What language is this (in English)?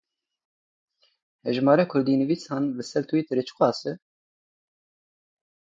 Kurdish